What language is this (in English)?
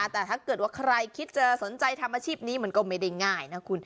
Thai